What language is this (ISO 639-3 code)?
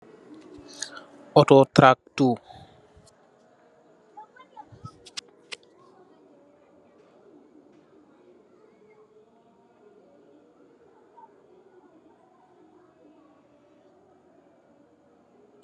wol